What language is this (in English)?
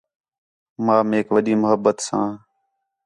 Khetrani